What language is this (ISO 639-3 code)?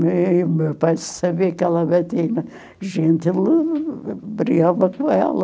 por